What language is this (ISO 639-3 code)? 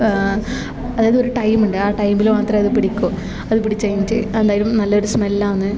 mal